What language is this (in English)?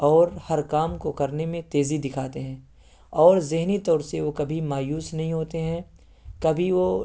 Urdu